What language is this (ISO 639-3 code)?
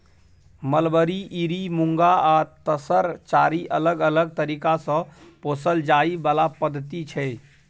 mai